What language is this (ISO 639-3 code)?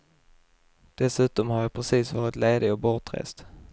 swe